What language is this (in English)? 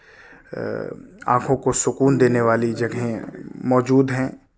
Urdu